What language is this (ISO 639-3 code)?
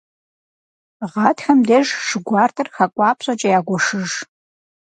kbd